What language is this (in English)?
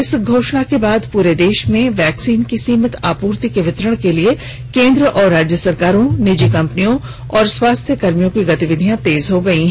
Hindi